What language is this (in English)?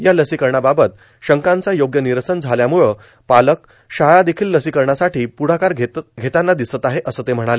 Marathi